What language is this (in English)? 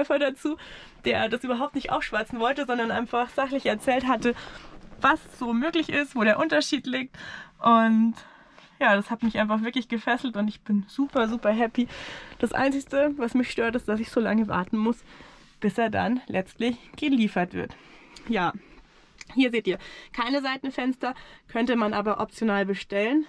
German